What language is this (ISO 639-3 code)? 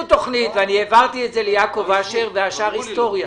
heb